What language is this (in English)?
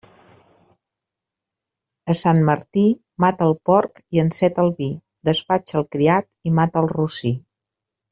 Catalan